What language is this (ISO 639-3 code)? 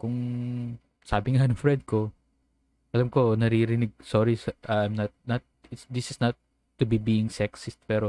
fil